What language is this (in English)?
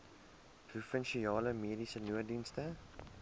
Afrikaans